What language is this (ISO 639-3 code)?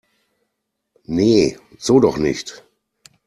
deu